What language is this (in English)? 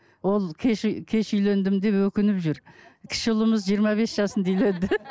Kazakh